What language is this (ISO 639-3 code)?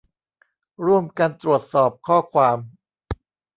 tha